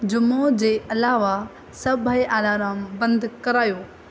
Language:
Sindhi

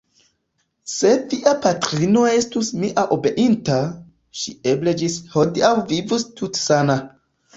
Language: Esperanto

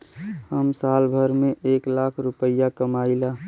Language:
Bhojpuri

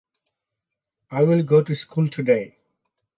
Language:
Hakha Chin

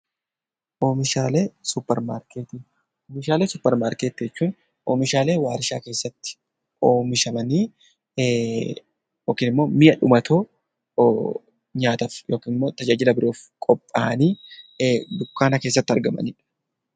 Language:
Oromo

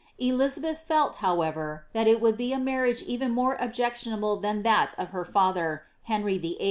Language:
English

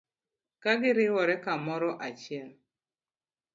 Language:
Luo (Kenya and Tanzania)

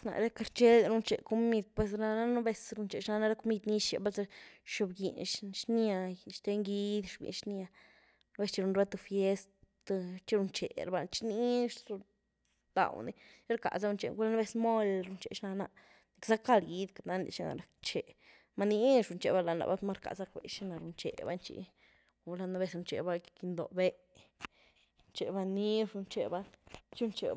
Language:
Güilá Zapotec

